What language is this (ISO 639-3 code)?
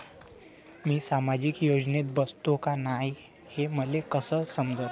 mar